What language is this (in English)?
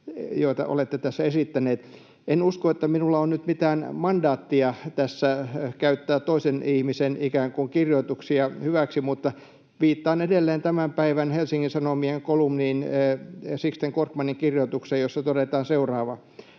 Finnish